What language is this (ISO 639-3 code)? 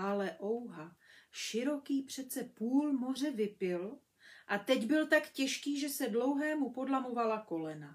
ces